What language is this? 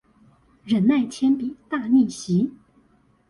Chinese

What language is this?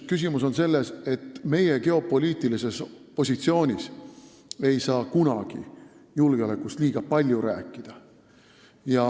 Estonian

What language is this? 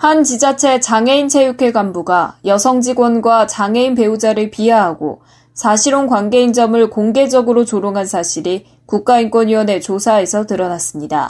Korean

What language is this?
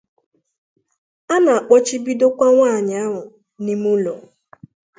Igbo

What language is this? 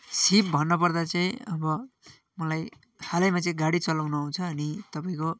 Nepali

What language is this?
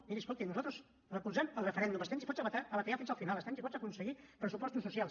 Catalan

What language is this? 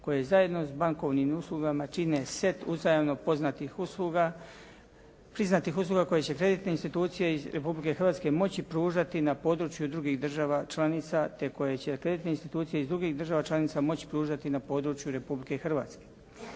Croatian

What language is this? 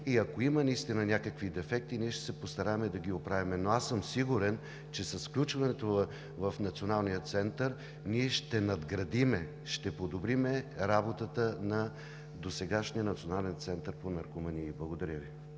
Bulgarian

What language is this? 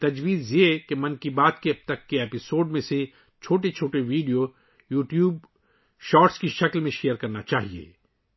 Urdu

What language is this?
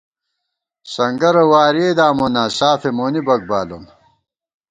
Gawar-Bati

